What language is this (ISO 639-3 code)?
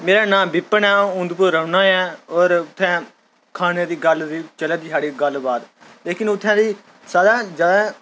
doi